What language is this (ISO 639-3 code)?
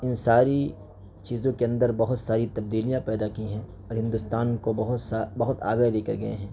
urd